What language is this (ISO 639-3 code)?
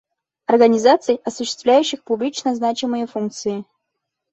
bak